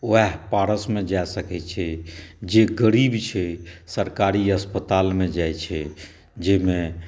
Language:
Maithili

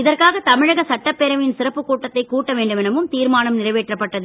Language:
Tamil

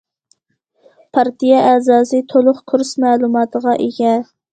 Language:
Uyghur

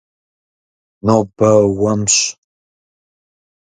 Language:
Kabardian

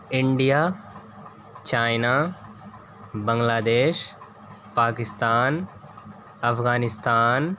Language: Urdu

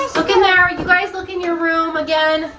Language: English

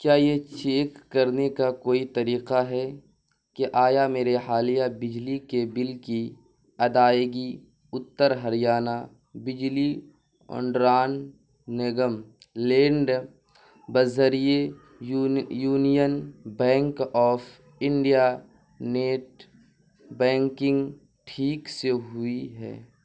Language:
Urdu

